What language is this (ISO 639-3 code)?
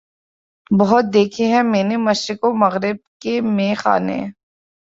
urd